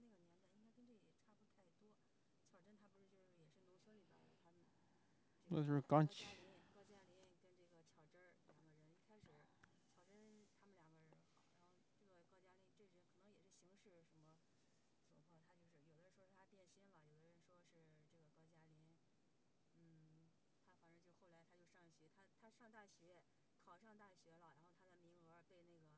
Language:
Chinese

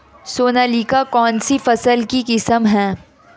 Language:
Hindi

